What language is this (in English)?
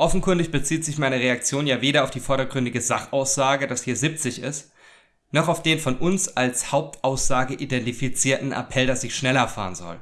German